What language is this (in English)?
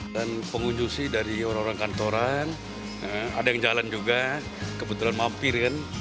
Indonesian